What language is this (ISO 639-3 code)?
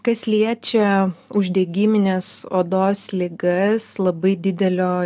lit